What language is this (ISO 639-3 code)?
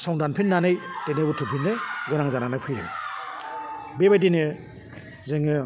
brx